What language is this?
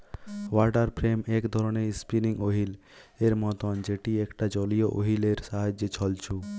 Bangla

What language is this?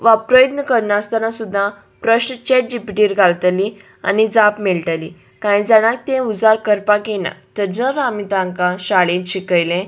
Konkani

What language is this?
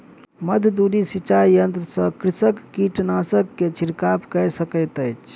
Maithili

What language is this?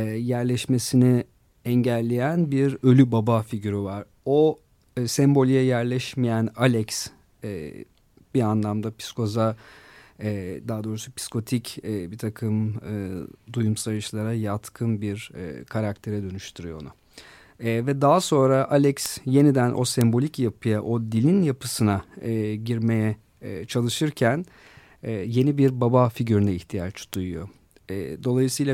Turkish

